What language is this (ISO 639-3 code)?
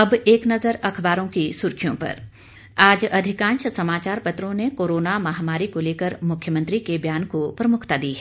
hin